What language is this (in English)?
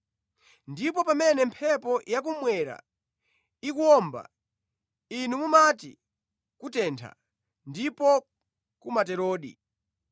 Nyanja